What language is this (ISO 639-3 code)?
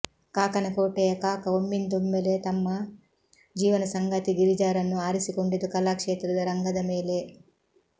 kan